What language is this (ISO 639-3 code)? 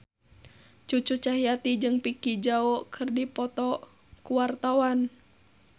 sun